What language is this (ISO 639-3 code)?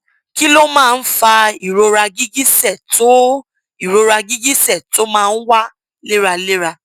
yor